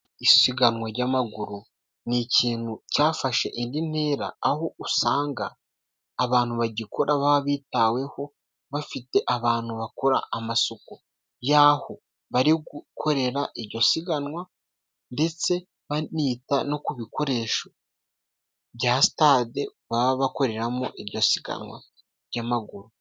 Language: Kinyarwanda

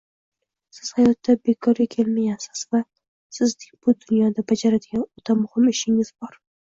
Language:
Uzbek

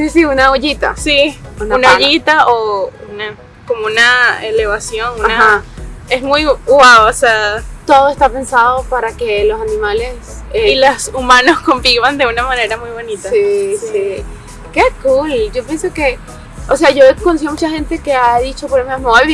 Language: Spanish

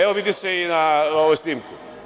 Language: Serbian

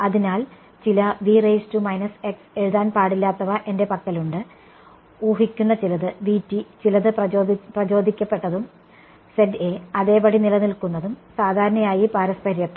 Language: Malayalam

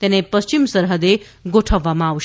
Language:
Gujarati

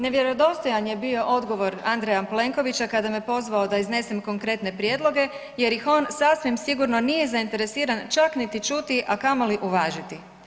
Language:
Croatian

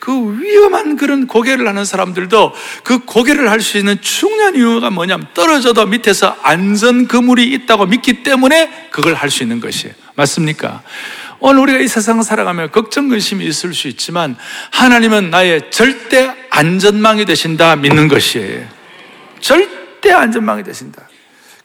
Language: Korean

